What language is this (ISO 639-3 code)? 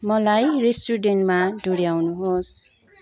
nep